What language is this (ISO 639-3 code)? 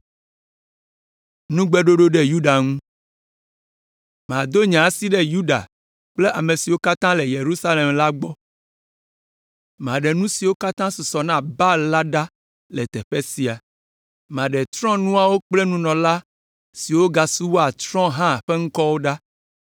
ewe